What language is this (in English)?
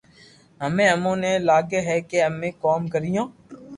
Loarki